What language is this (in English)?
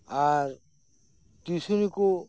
Santali